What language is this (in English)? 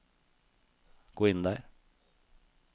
Norwegian